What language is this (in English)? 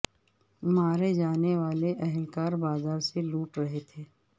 Urdu